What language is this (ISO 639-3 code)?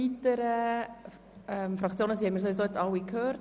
gsw